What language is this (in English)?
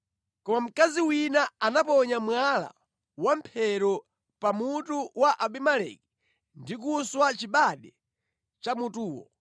Nyanja